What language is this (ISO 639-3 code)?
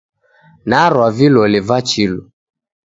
dav